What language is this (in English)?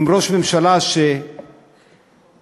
Hebrew